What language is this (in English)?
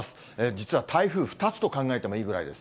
Japanese